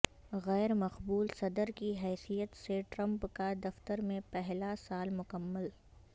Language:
Urdu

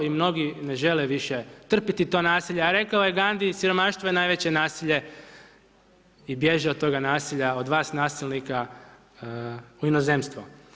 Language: Croatian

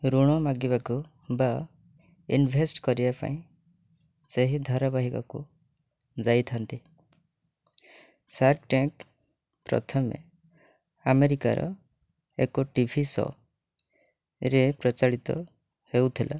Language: Odia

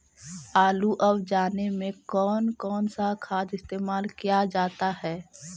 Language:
Magahi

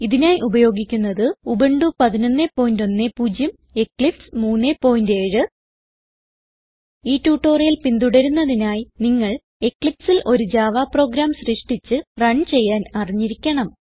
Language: Malayalam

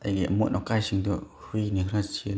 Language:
Manipuri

